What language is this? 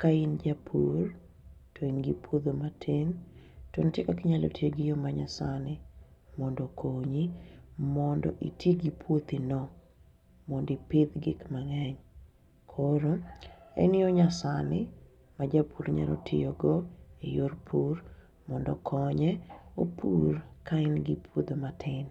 Luo (Kenya and Tanzania)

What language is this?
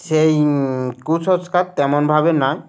Bangla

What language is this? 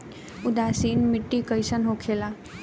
Bhojpuri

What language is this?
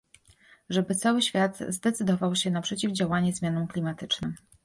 Polish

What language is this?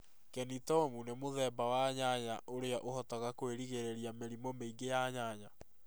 Kikuyu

